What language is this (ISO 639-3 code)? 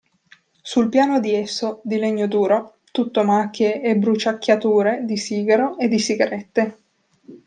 ita